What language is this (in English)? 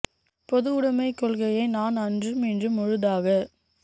Tamil